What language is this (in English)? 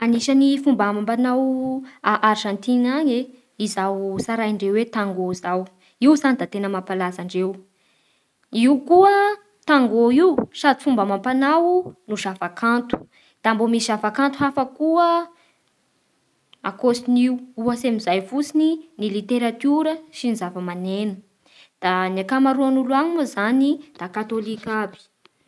Bara Malagasy